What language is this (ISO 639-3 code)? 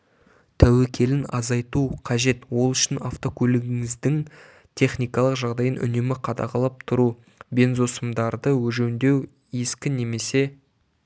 kaz